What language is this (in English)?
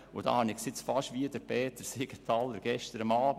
Swiss German